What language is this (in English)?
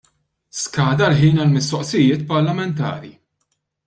Maltese